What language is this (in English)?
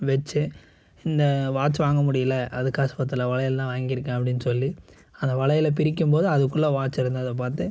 Tamil